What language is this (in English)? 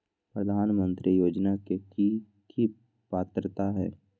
Magahi